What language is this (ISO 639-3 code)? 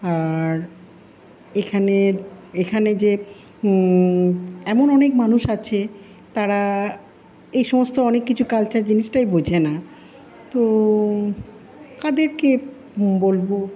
ben